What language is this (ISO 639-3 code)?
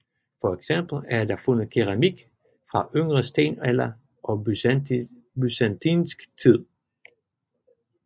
dan